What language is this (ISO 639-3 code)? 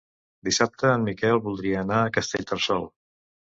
cat